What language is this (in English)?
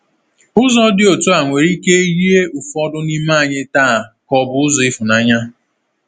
Igbo